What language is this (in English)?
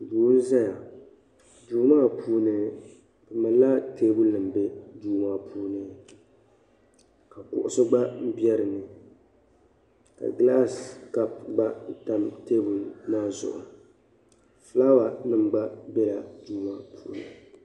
Dagbani